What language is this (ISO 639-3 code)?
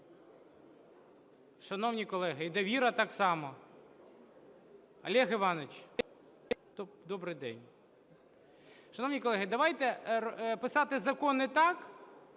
ukr